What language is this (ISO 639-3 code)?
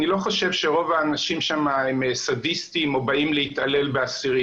heb